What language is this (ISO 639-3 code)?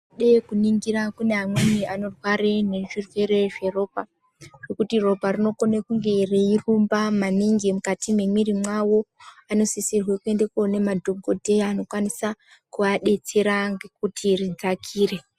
ndc